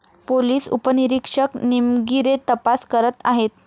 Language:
Marathi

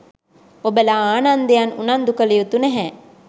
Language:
Sinhala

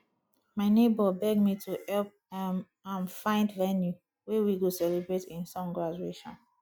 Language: Nigerian Pidgin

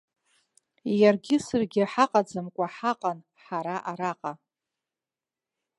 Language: Abkhazian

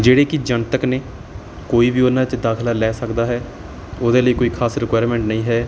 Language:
Punjabi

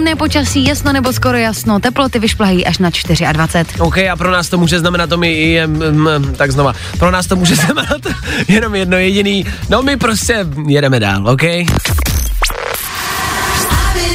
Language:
Czech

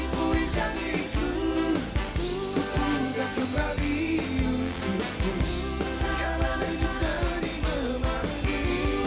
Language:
Indonesian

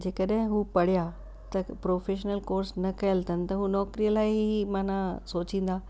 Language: Sindhi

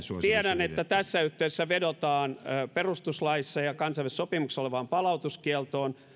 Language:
Finnish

